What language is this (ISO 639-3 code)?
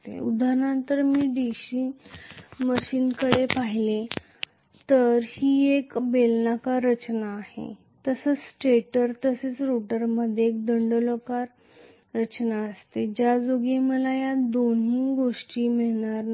mar